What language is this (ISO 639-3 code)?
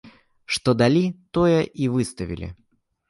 bel